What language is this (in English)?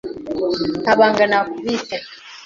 Kinyarwanda